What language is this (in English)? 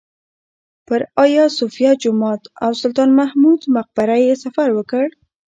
Pashto